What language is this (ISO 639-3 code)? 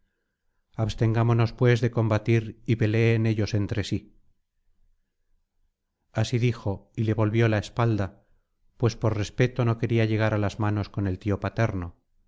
spa